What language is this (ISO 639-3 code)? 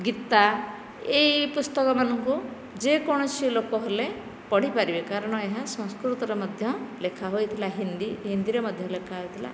ori